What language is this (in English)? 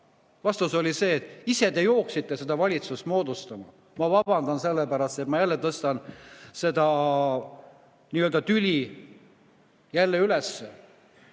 Estonian